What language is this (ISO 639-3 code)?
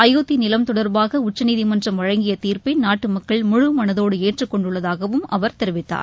tam